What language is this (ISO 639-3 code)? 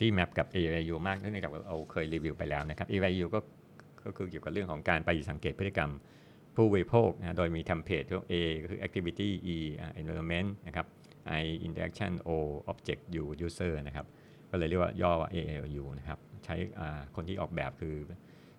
tha